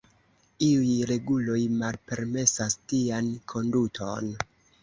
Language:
Esperanto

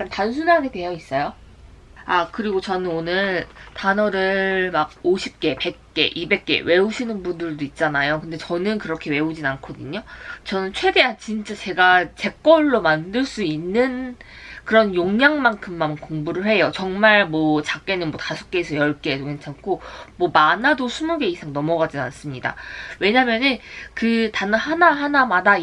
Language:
Korean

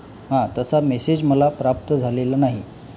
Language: Marathi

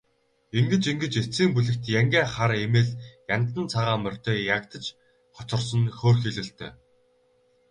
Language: Mongolian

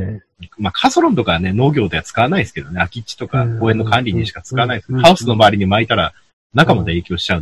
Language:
Japanese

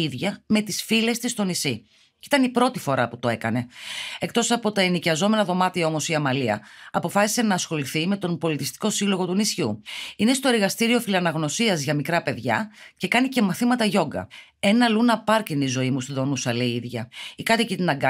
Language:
Greek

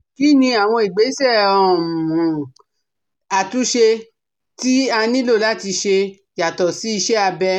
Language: Yoruba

